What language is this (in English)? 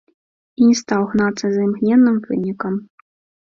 Belarusian